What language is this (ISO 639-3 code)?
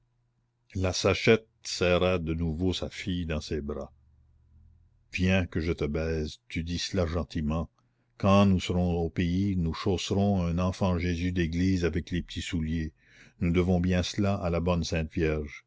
fra